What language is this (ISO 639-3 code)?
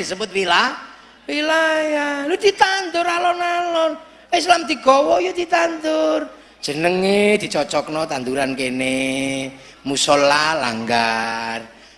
ind